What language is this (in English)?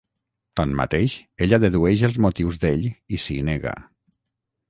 Catalan